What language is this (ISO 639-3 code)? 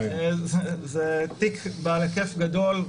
heb